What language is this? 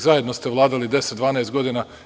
Serbian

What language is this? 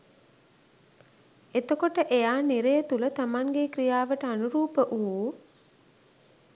Sinhala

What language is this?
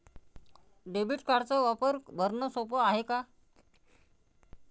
Marathi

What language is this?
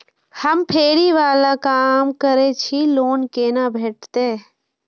Maithili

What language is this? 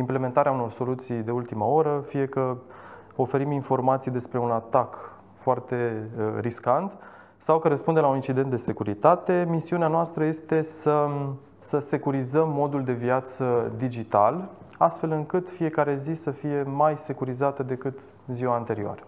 Romanian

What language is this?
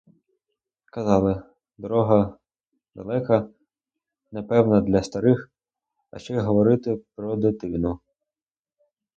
Ukrainian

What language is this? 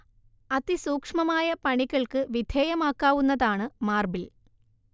Malayalam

